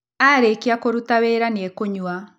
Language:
Kikuyu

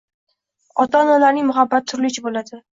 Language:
Uzbek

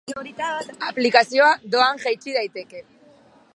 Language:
Basque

